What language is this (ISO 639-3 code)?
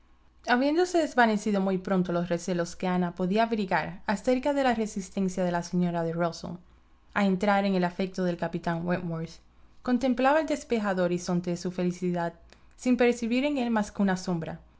spa